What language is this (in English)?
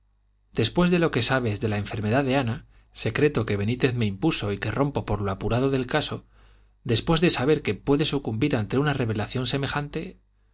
Spanish